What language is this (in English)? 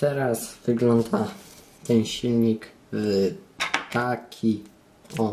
Polish